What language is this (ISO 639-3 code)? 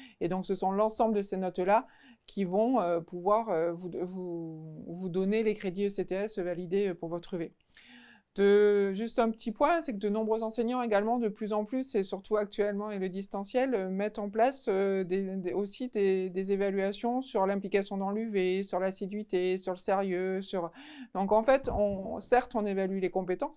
fra